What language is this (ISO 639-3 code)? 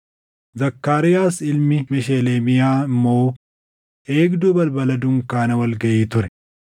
orm